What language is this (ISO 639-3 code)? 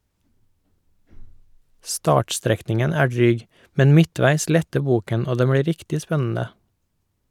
nor